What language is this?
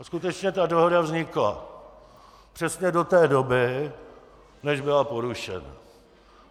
Czech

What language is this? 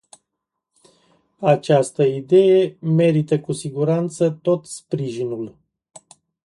Romanian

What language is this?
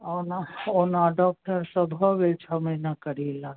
Maithili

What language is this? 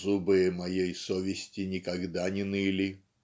Russian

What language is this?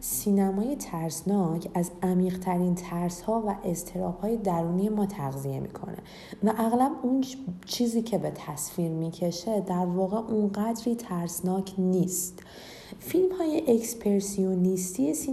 Persian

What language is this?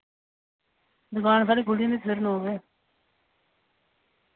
Dogri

